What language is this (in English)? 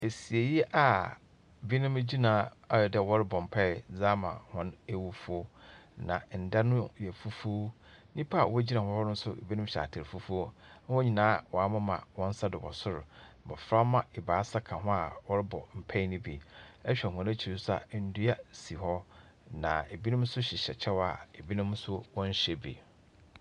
Akan